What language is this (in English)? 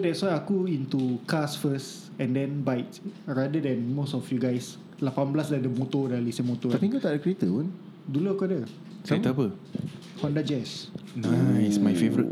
Malay